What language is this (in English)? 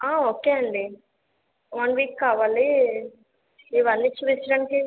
Telugu